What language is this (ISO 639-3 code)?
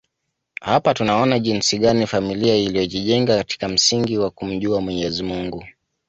swa